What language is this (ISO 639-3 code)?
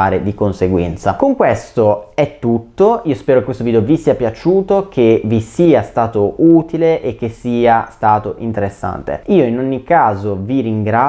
ita